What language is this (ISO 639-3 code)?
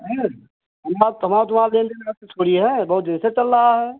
hin